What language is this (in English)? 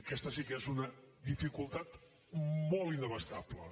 Catalan